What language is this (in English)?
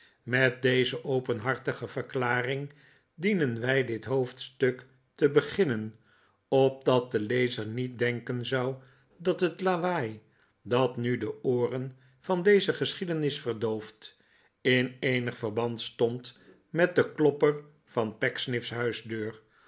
Dutch